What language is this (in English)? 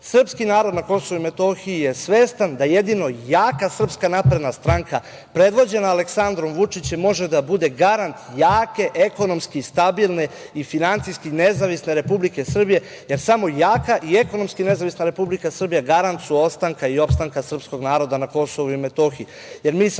Serbian